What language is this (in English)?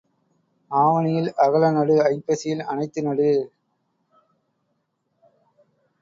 Tamil